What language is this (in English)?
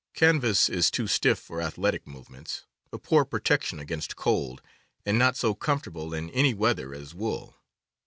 English